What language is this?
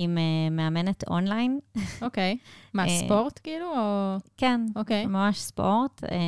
Hebrew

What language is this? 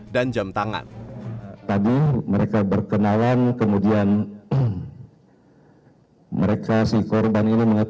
Indonesian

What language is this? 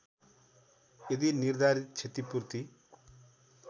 Nepali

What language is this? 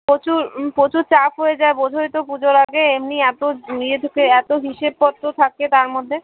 Bangla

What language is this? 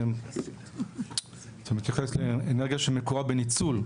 Hebrew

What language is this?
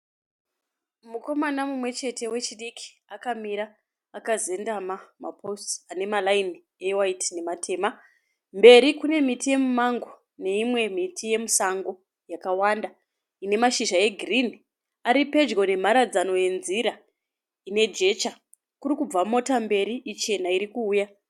Shona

